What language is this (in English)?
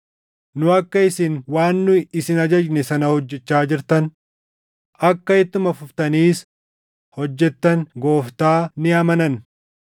Oromo